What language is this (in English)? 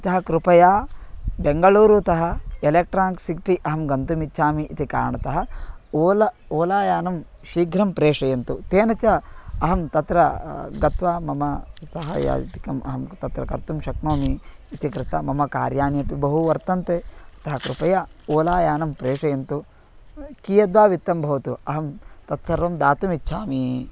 Sanskrit